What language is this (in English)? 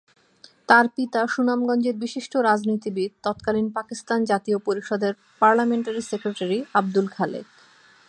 Bangla